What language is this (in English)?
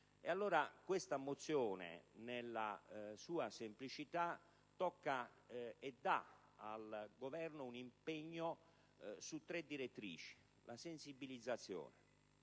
Italian